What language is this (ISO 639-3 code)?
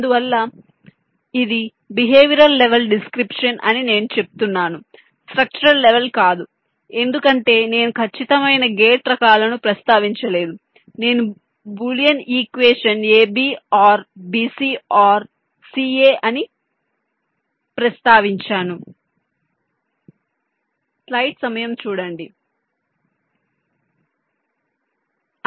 tel